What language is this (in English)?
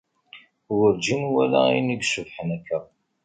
Kabyle